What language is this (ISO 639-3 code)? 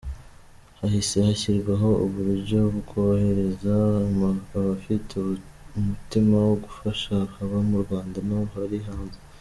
kin